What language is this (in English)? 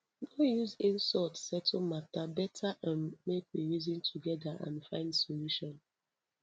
Nigerian Pidgin